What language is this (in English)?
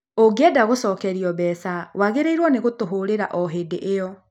Kikuyu